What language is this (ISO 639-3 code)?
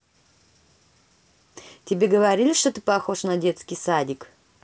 rus